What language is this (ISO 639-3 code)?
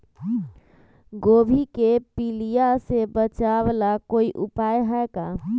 mag